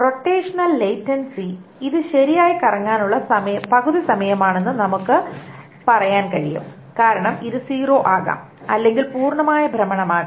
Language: Malayalam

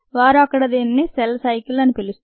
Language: Telugu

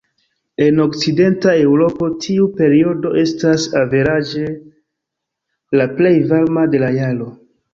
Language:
Esperanto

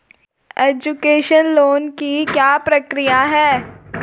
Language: Hindi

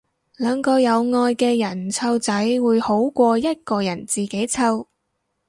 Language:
Cantonese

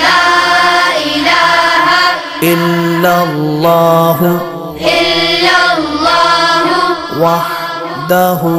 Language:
Arabic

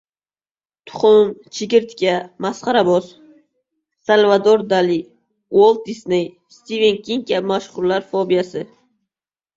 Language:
Uzbek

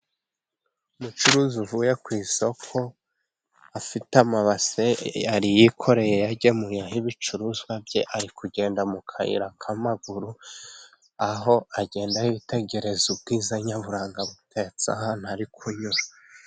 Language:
Kinyarwanda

